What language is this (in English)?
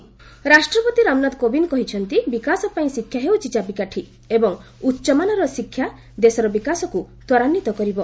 Odia